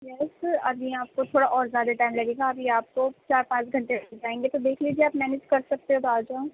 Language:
Urdu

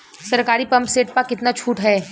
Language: Bhojpuri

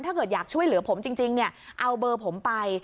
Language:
Thai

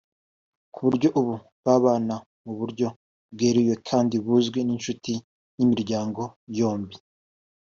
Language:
Kinyarwanda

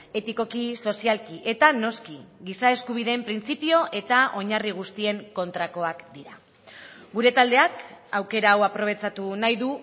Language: Basque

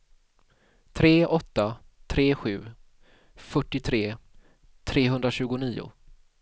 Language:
Swedish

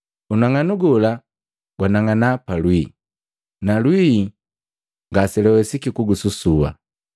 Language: Matengo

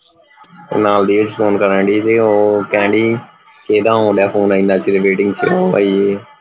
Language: Punjabi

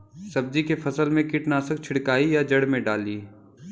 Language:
Bhojpuri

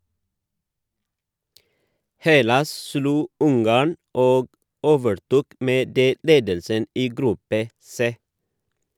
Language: Norwegian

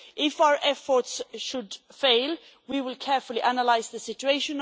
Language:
English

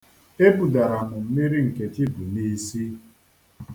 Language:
Igbo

